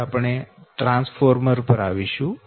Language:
Gujarati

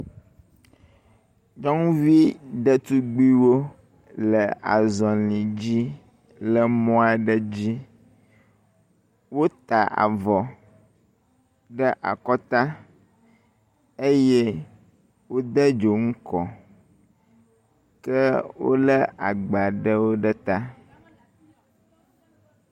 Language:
Ewe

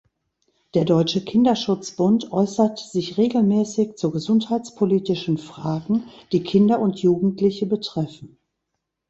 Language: German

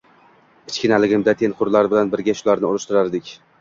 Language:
Uzbek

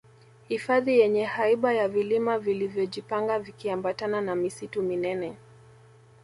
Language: Swahili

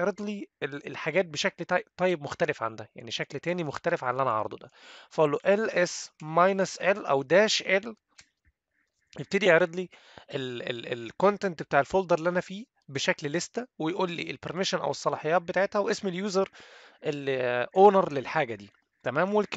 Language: Arabic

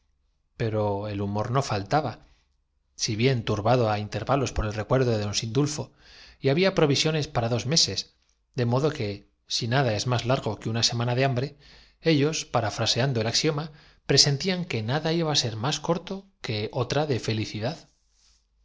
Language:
Spanish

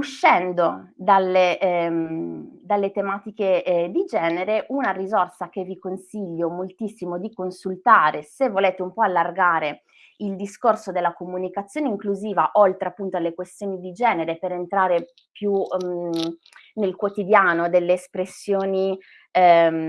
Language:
Italian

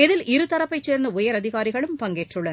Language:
Tamil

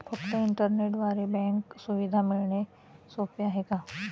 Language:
Marathi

